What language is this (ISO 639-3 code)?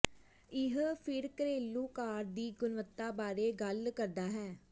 pan